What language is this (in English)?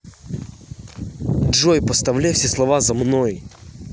Russian